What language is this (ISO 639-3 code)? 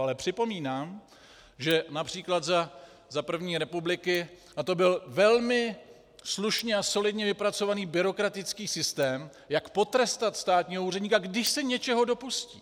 ces